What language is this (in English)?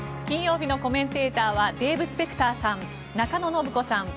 Japanese